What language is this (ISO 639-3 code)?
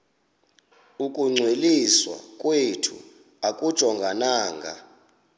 xho